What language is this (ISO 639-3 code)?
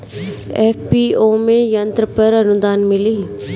bho